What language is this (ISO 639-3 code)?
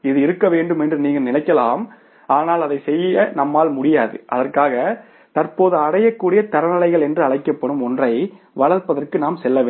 tam